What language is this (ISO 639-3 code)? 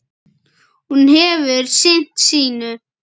isl